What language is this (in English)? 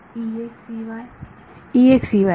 Marathi